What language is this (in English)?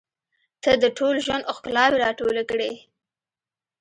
Pashto